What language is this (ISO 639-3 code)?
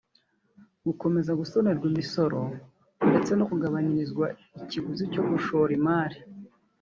kin